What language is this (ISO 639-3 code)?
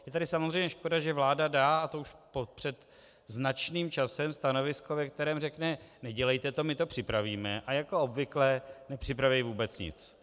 ces